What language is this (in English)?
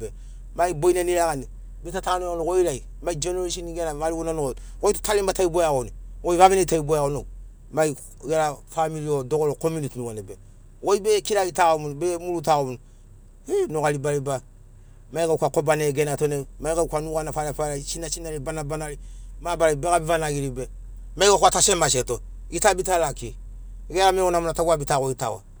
Sinaugoro